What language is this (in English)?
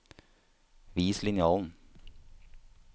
Norwegian